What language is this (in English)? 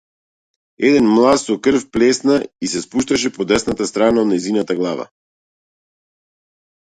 Macedonian